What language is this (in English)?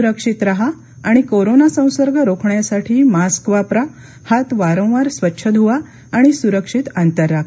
Marathi